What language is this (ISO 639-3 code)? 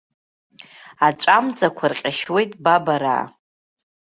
abk